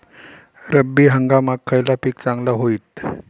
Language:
Marathi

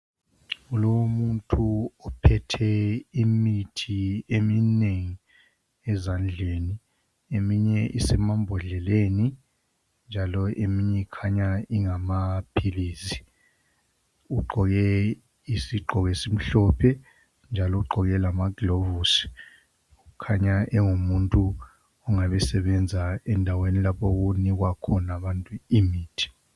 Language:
North Ndebele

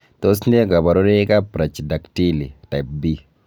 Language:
Kalenjin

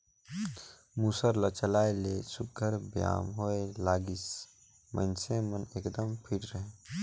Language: Chhattisgarhi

